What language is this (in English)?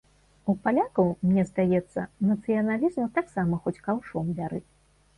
Belarusian